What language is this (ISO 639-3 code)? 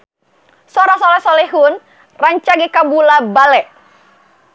sun